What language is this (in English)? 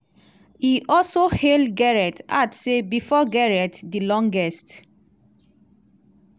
Nigerian Pidgin